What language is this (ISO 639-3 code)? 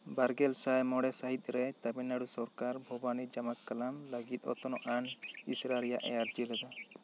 sat